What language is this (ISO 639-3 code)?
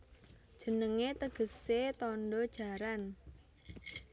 jav